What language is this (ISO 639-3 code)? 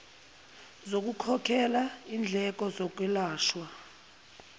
zul